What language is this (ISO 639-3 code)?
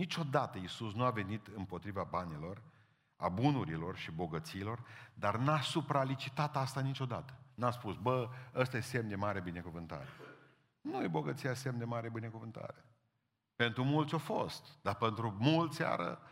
ron